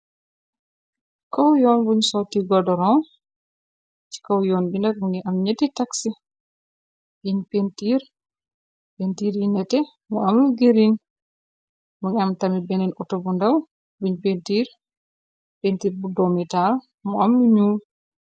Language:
Wolof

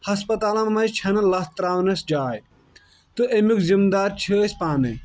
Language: Kashmiri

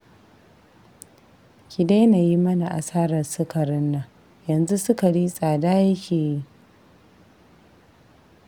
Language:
Hausa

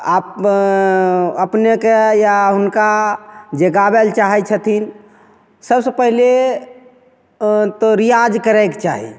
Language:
Maithili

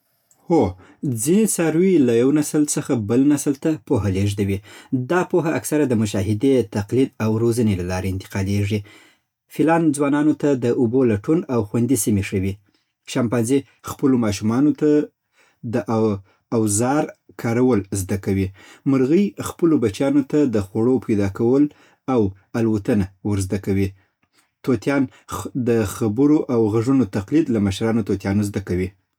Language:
Southern Pashto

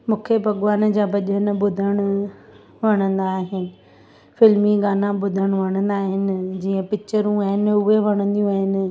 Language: Sindhi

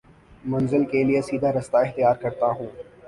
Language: Urdu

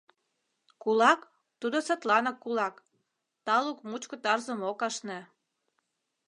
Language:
Mari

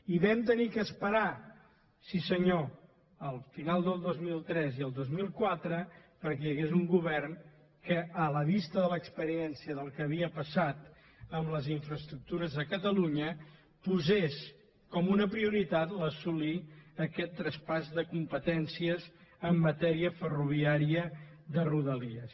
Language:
Catalan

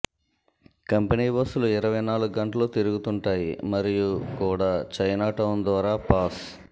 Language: Telugu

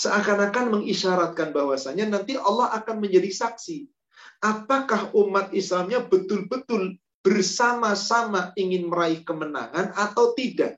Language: Indonesian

